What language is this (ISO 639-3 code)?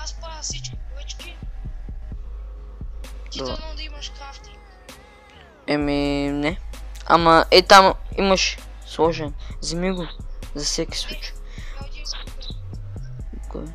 bul